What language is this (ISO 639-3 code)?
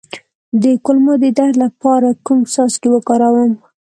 pus